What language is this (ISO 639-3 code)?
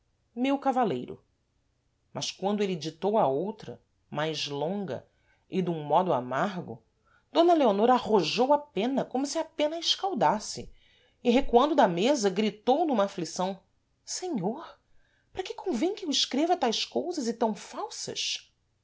por